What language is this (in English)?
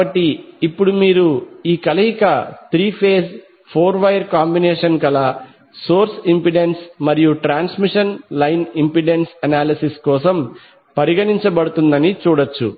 Telugu